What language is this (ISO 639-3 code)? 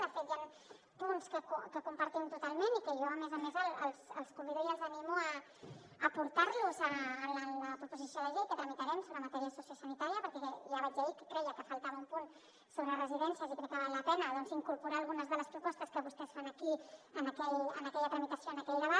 cat